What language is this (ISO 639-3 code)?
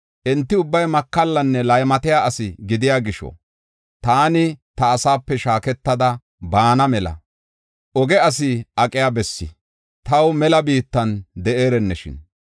gof